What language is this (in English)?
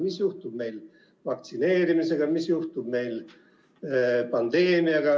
Estonian